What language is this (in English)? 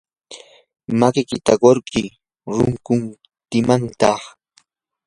Yanahuanca Pasco Quechua